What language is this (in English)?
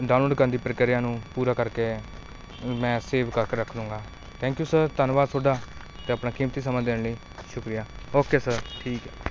Punjabi